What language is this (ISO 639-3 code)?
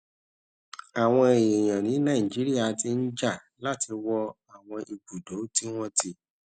yor